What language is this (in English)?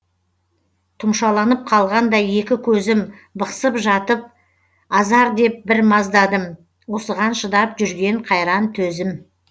Kazakh